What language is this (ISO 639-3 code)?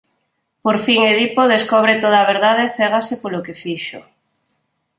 glg